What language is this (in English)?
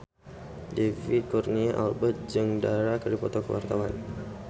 Sundanese